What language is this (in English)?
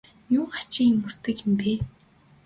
Mongolian